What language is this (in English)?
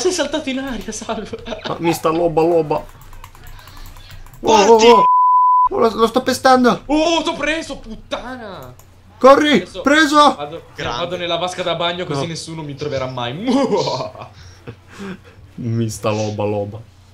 Italian